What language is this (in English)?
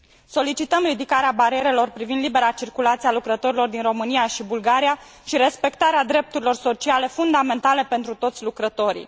Romanian